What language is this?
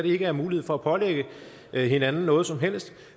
Danish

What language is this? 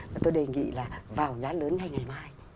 Vietnamese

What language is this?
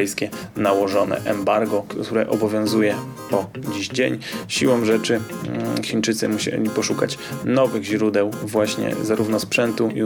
Polish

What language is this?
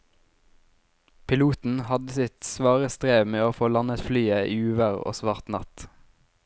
Norwegian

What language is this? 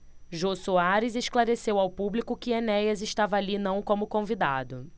Portuguese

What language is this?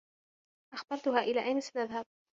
Arabic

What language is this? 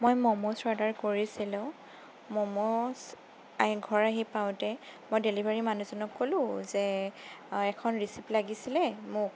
Assamese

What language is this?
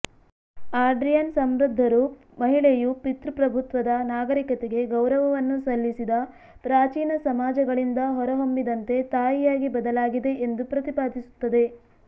Kannada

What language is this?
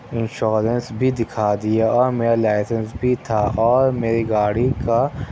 Urdu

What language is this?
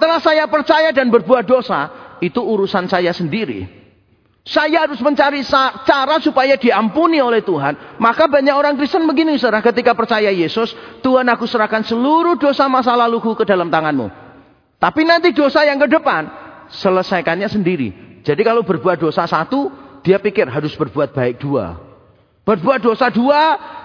Indonesian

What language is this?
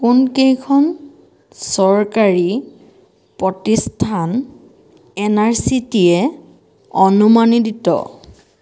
Assamese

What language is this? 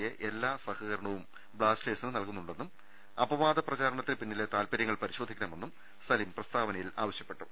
Malayalam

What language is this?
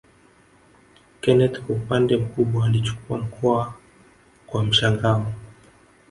Swahili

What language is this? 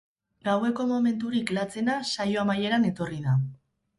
Basque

